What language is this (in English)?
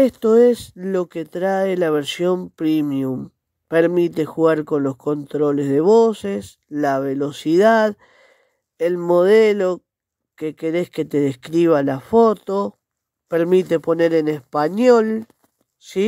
Spanish